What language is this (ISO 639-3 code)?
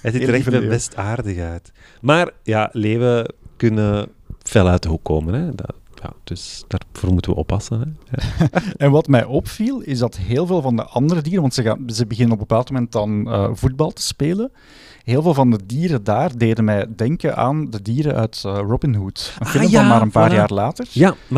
nld